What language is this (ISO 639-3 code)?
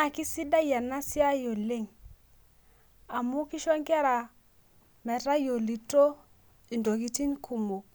mas